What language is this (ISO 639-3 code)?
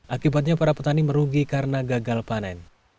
ind